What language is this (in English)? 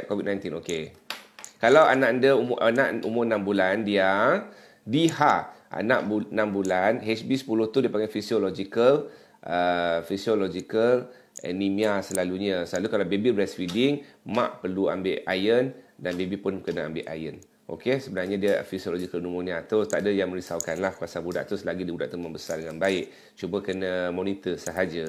Malay